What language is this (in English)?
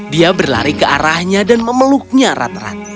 Indonesian